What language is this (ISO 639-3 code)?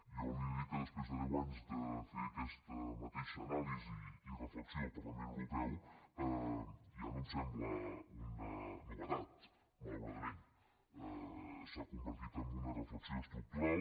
cat